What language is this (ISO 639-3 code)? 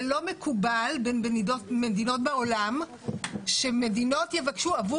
heb